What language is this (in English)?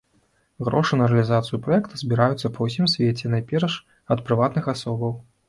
Belarusian